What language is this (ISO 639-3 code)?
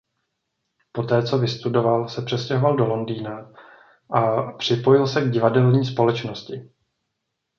ces